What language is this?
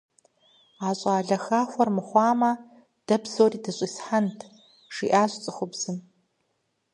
Kabardian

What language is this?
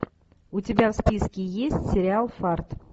Russian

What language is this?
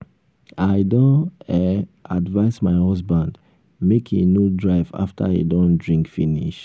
Nigerian Pidgin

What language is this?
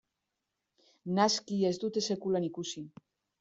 Basque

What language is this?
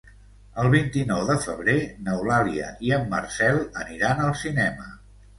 Catalan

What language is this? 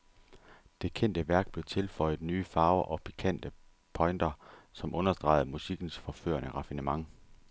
Danish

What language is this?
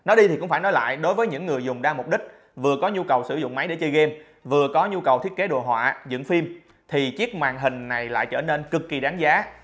Vietnamese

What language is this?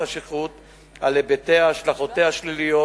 Hebrew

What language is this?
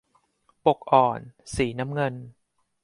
Thai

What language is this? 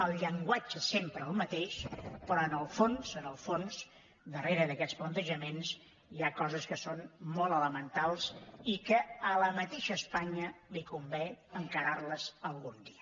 Catalan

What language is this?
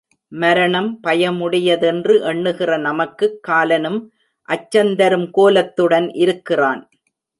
Tamil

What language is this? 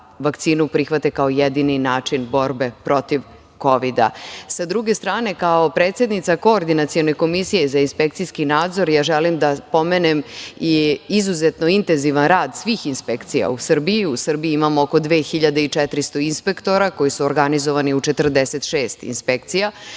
Serbian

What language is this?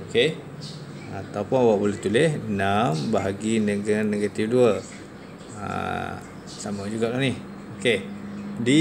Malay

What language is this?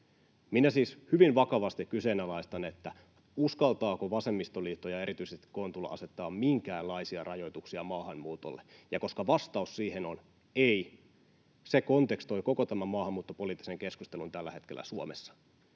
Finnish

